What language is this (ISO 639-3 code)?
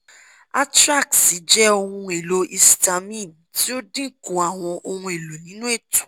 yor